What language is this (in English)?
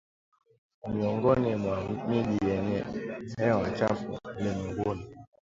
Swahili